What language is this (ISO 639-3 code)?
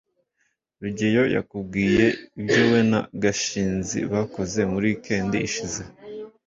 kin